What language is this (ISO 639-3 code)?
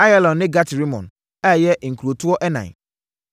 aka